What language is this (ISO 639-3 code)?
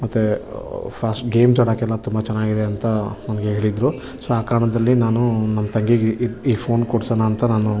kan